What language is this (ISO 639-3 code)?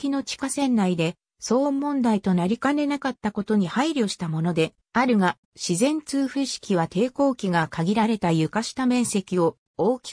jpn